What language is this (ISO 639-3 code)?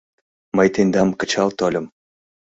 chm